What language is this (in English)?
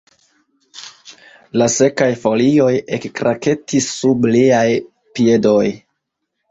Esperanto